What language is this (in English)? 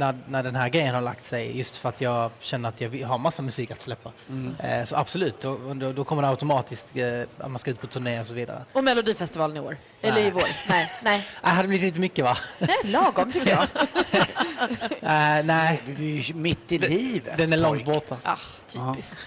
Swedish